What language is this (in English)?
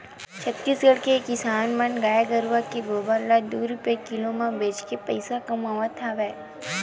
Chhattisgarhi